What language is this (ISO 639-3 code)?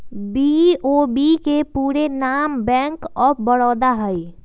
mag